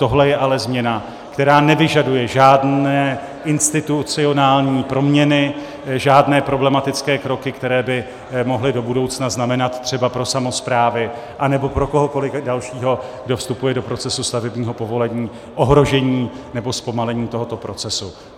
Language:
Czech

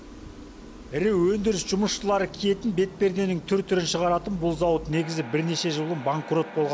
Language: Kazakh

